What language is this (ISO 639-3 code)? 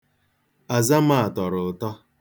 ibo